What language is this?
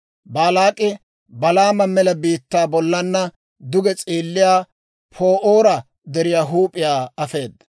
Dawro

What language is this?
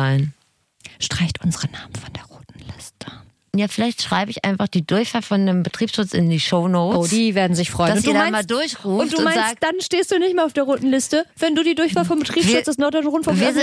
German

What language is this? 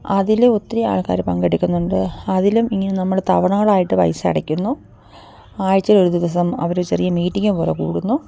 Malayalam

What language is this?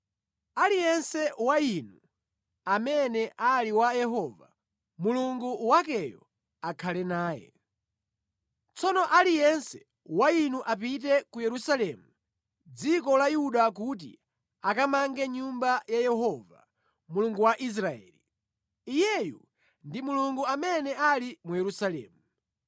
Nyanja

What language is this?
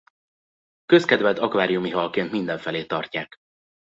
Hungarian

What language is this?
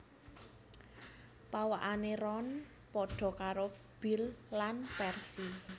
Javanese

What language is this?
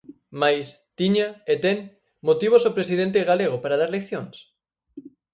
Galician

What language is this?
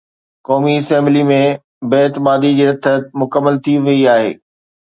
Sindhi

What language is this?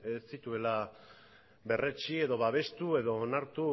Basque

